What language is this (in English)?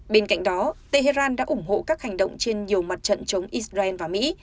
Vietnamese